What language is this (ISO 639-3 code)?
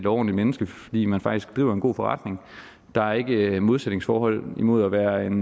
dan